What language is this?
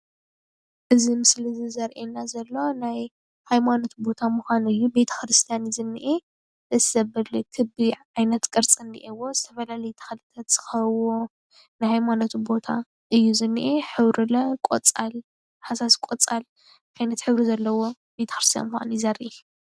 Tigrinya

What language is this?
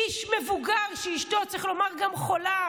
Hebrew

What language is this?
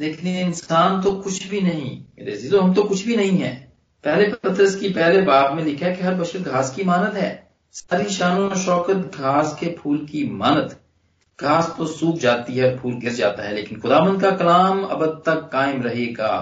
Hindi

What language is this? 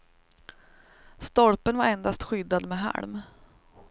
Swedish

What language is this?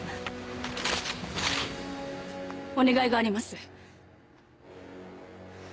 Japanese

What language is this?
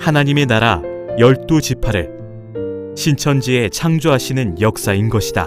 Korean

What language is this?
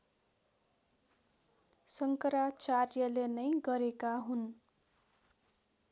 Nepali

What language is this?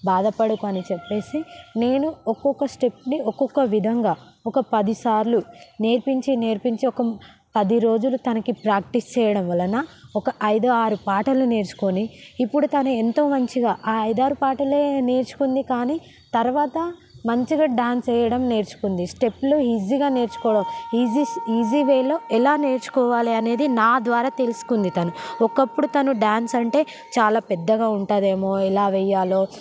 Telugu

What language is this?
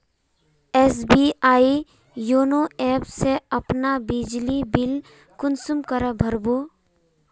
Magahi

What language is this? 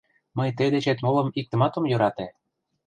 Mari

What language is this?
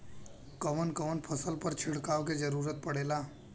Bhojpuri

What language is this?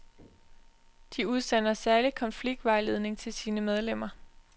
Danish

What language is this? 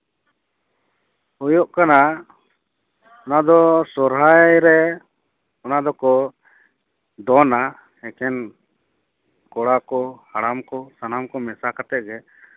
Santali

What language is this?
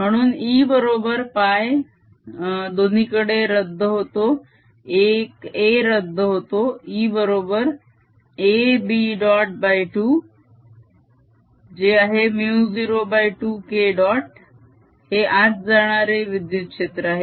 Marathi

